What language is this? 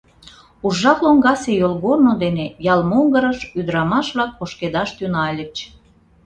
Mari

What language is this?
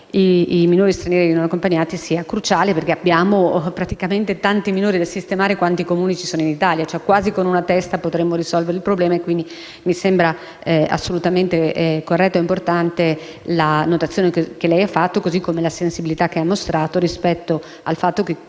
Italian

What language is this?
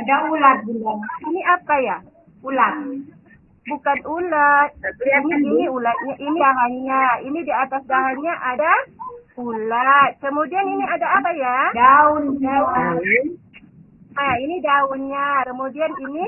Indonesian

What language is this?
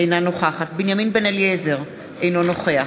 Hebrew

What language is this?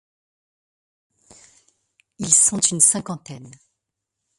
French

